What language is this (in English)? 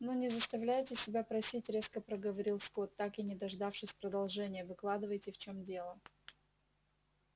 Russian